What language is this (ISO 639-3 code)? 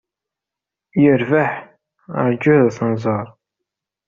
kab